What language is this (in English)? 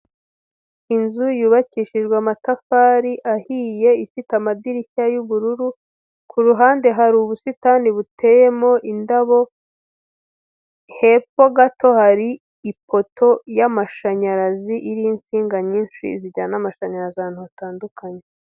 Kinyarwanda